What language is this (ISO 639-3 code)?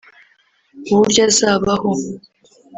kin